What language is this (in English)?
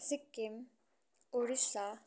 Nepali